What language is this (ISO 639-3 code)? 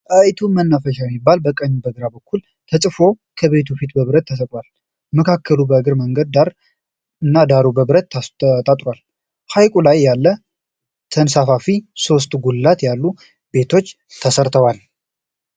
amh